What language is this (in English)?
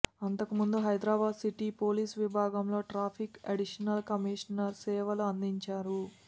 Telugu